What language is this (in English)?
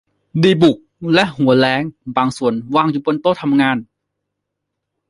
Thai